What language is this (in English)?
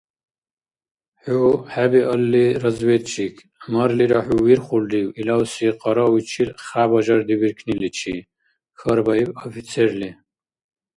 Dargwa